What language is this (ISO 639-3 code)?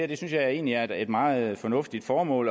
dan